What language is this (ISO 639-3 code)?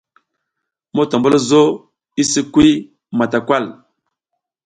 giz